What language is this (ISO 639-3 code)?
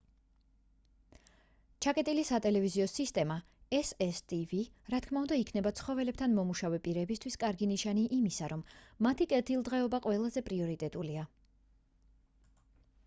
kat